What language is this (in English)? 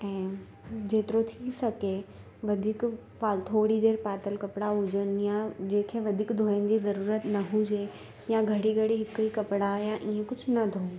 Sindhi